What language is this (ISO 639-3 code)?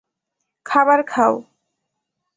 ben